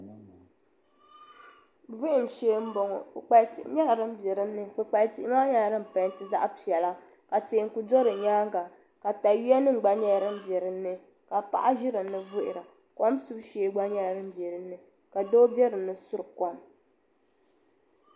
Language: Dagbani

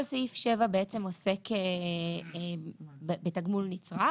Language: Hebrew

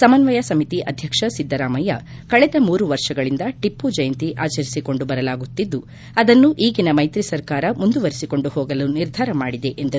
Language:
Kannada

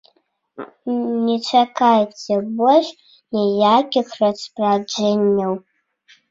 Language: Belarusian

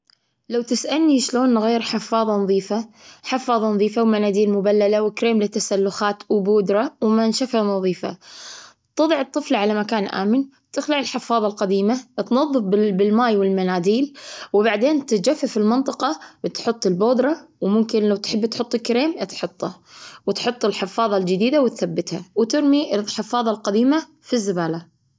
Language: Gulf Arabic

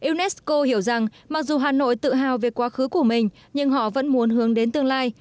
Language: Vietnamese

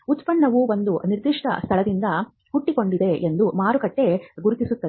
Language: Kannada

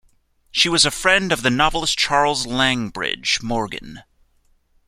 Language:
English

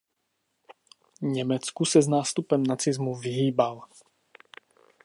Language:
Czech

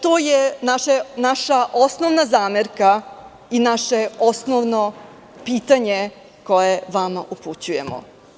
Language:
Serbian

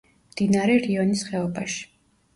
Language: Georgian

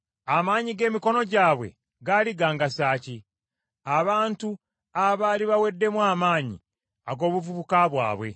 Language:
Ganda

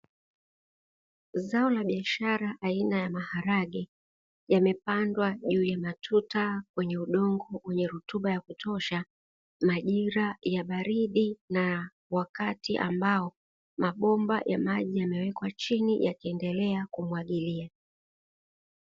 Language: Swahili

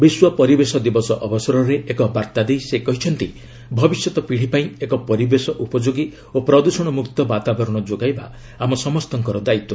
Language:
Odia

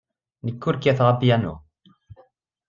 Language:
Kabyle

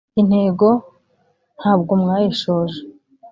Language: Kinyarwanda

